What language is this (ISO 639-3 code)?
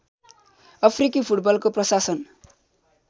nep